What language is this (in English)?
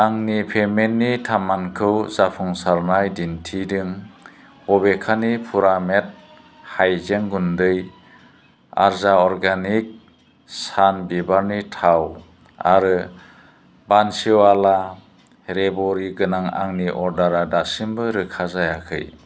Bodo